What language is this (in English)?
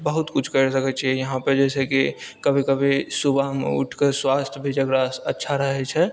Maithili